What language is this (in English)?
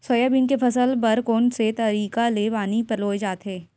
Chhattisgarhi